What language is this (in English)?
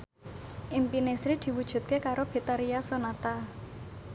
Javanese